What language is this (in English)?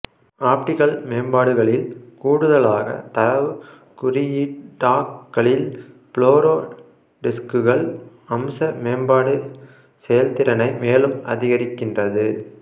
Tamil